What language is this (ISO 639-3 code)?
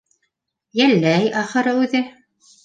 bak